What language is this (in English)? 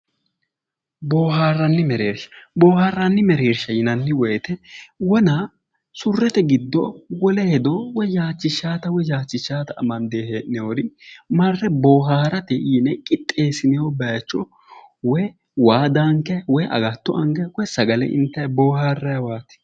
Sidamo